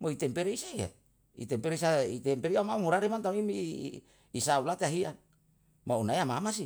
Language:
Yalahatan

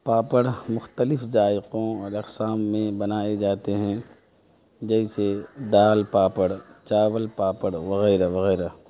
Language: Urdu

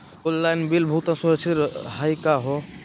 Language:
Magahi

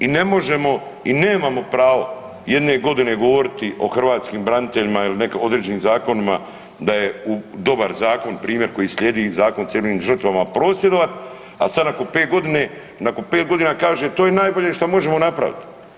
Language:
Croatian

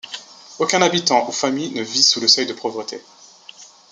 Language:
French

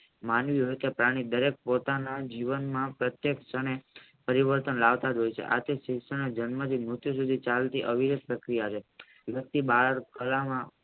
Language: Gujarati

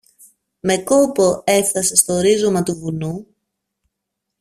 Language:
Greek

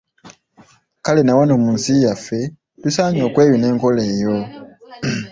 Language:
Ganda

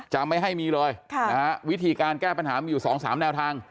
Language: Thai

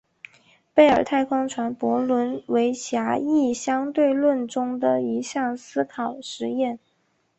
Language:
Chinese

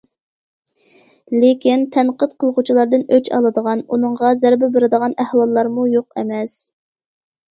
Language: Uyghur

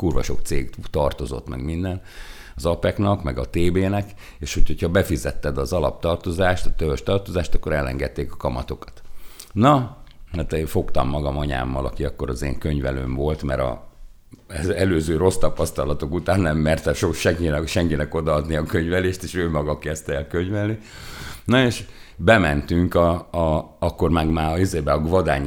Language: Hungarian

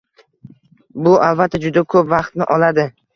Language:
Uzbek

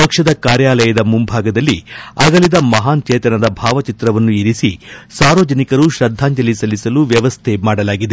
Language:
Kannada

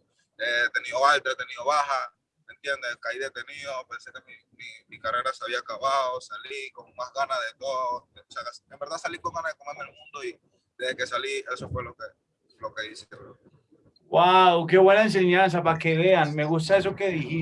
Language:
Spanish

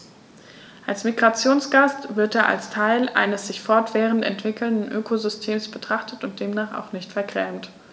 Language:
German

